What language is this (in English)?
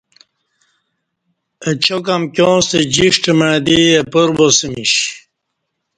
Kati